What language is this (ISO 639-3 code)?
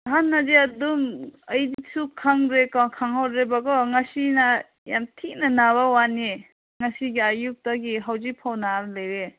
mni